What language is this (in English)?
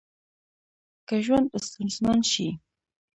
Pashto